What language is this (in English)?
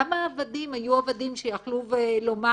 Hebrew